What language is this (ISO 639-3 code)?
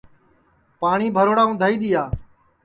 ssi